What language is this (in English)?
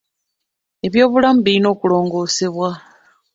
Ganda